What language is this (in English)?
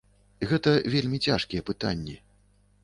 Belarusian